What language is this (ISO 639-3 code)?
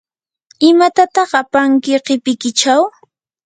qur